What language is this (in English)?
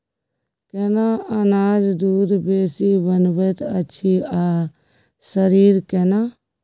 Maithili